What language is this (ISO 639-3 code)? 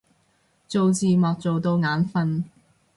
yue